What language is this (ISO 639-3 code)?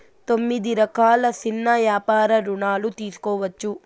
tel